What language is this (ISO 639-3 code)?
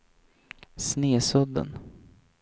swe